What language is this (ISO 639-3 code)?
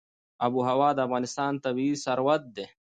pus